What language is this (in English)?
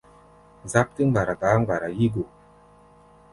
Gbaya